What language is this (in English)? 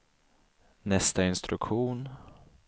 Swedish